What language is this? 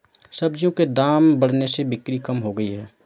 Hindi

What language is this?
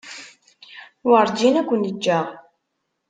Kabyle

